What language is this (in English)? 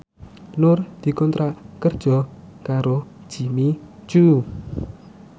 Javanese